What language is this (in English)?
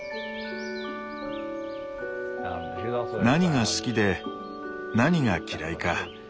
Japanese